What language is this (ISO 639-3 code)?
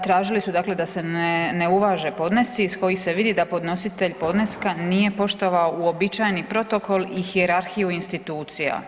hrv